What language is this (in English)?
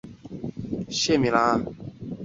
Chinese